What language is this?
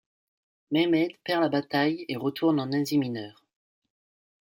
French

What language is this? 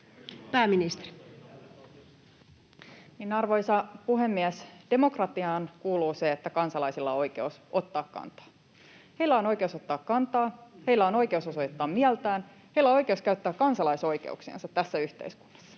Finnish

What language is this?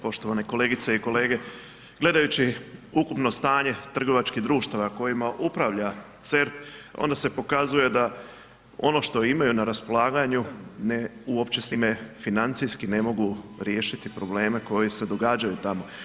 Croatian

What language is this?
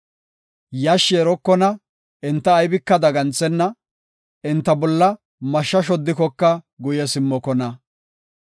Gofa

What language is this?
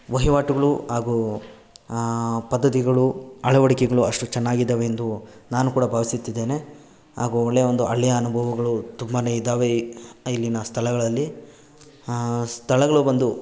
Kannada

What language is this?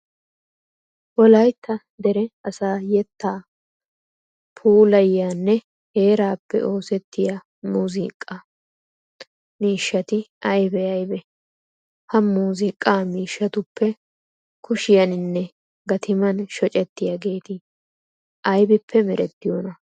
Wolaytta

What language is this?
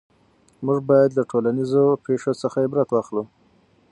Pashto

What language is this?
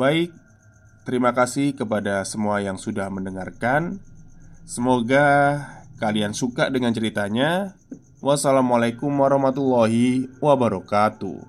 Indonesian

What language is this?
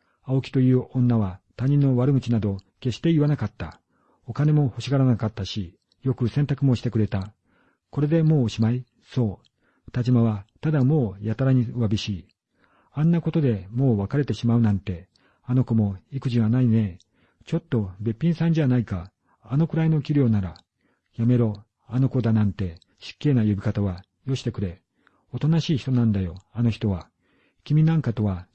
Japanese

